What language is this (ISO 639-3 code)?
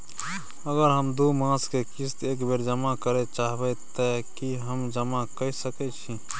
mai